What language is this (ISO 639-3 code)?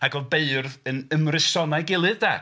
cym